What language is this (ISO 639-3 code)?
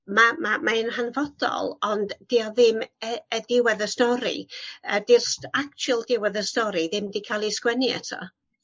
cym